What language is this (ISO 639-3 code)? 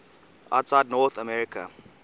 eng